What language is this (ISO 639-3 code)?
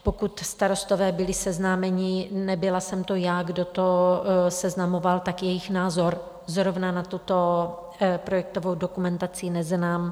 ces